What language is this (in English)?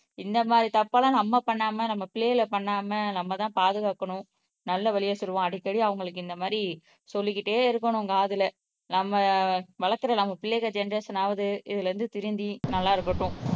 Tamil